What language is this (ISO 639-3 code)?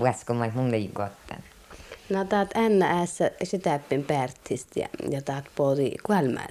fin